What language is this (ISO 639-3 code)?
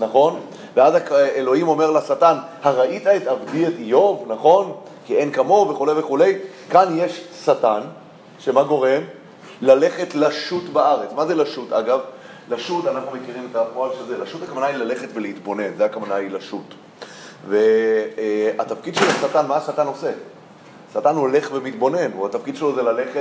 heb